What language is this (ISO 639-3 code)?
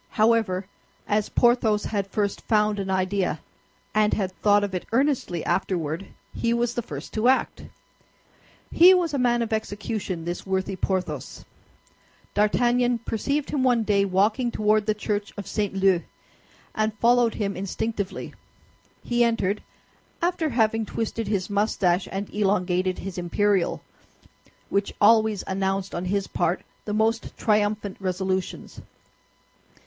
eng